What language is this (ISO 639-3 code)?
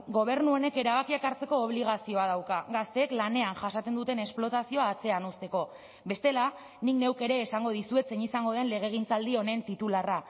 eus